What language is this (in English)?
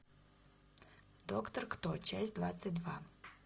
Russian